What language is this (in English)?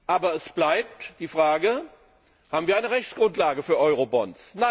German